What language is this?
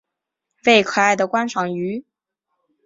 Chinese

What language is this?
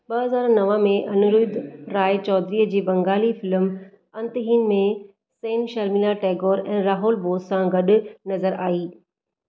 Sindhi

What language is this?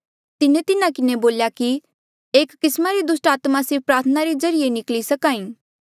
Mandeali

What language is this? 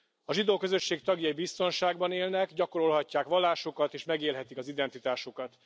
Hungarian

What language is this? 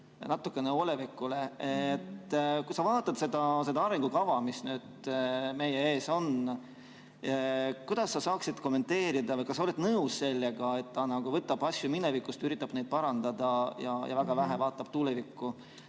Estonian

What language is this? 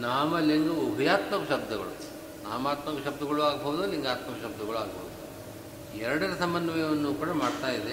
Kannada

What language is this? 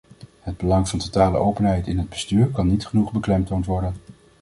Dutch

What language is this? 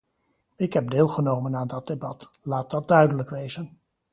Dutch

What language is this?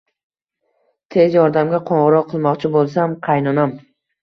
Uzbek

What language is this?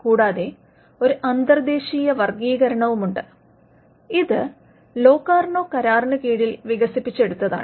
Malayalam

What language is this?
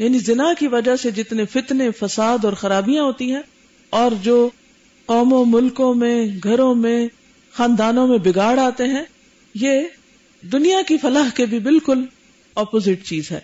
Urdu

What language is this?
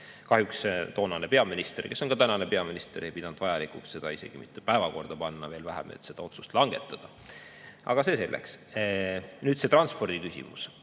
Estonian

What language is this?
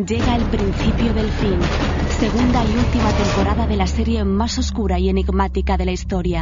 Spanish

